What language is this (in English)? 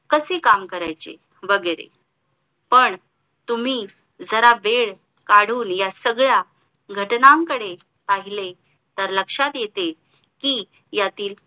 Marathi